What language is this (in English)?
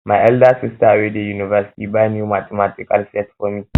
Nigerian Pidgin